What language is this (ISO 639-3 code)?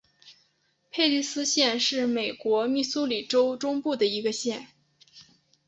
zho